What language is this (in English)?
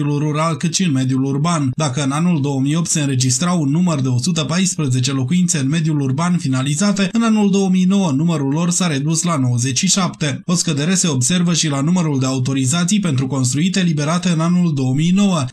Romanian